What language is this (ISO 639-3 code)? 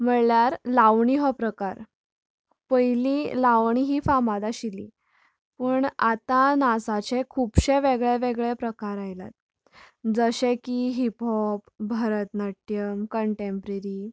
kok